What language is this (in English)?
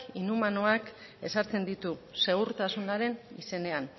Basque